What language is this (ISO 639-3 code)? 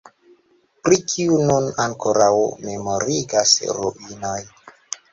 epo